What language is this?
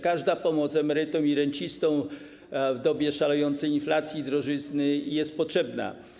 Polish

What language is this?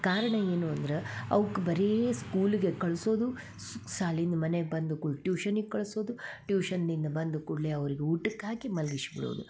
Kannada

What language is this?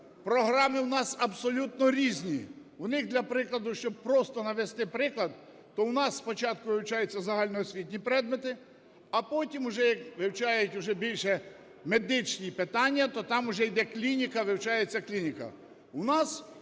Ukrainian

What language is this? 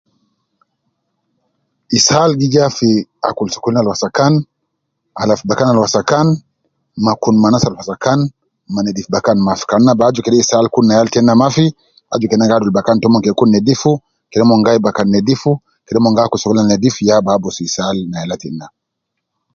Nubi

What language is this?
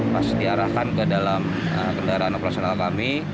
Indonesian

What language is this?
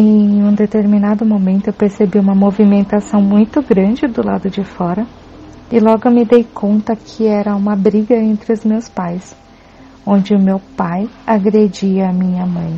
Portuguese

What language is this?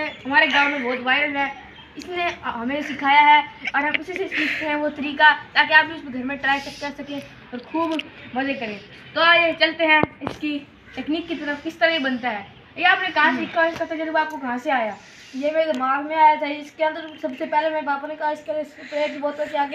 Hindi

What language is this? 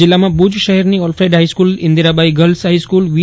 Gujarati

